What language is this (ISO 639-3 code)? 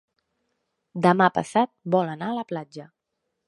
cat